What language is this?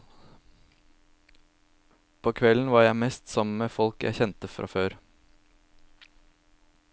Norwegian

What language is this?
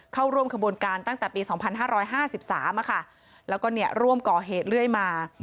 Thai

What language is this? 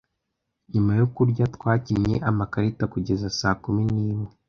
Kinyarwanda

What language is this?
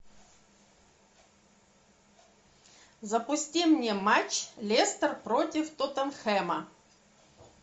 Russian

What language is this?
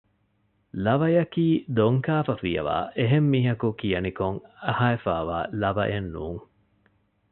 Divehi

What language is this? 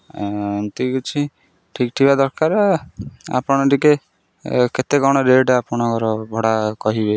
Odia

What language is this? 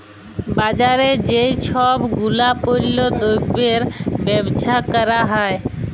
Bangla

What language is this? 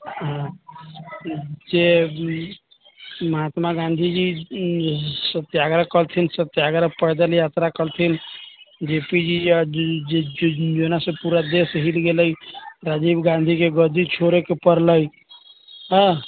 Maithili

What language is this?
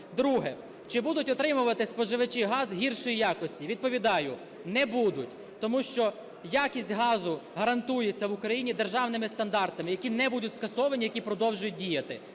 Ukrainian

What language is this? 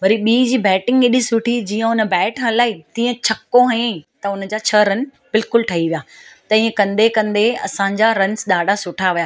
Sindhi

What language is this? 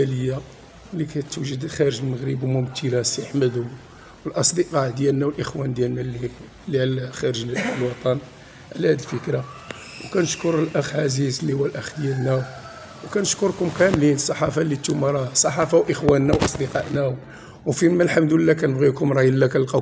Arabic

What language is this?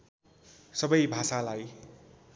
Nepali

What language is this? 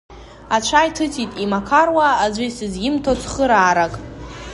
Abkhazian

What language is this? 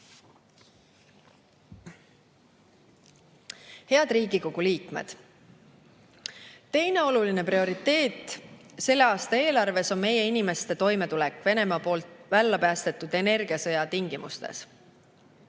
Estonian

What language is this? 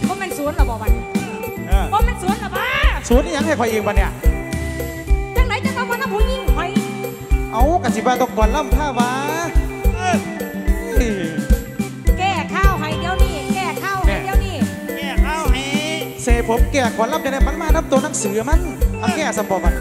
Thai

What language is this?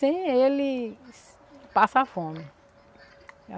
Portuguese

